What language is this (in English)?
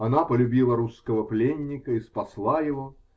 Russian